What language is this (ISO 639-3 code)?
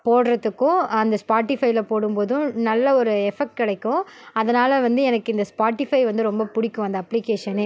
tam